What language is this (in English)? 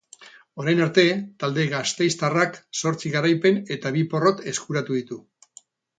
Basque